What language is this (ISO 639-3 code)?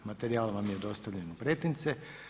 hrv